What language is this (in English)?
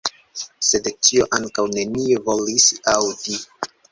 Esperanto